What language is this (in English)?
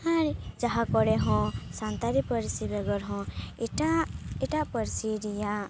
Santali